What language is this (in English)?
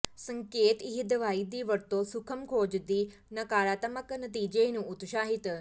Punjabi